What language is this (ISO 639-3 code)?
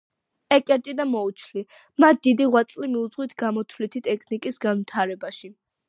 kat